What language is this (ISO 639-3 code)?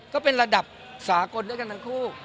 tha